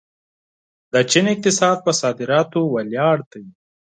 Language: Pashto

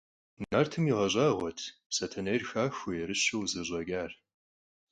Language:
Kabardian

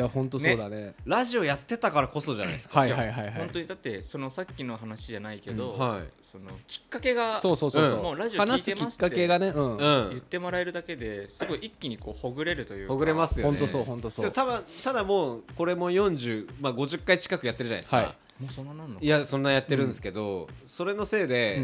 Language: Japanese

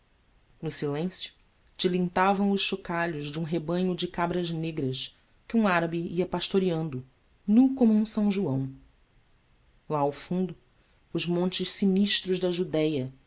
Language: Portuguese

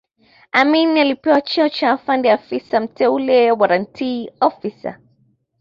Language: Swahili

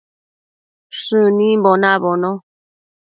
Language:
Matsés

